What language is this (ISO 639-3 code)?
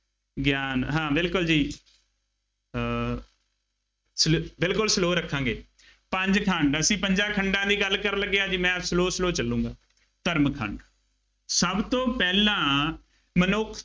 pan